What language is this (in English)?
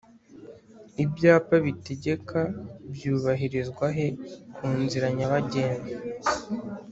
Kinyarwanda